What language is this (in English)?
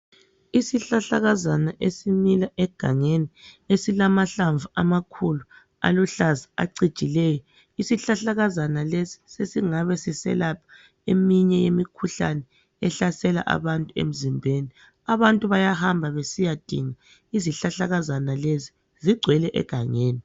North Ndebele